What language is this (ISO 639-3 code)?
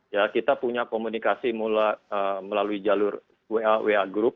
ind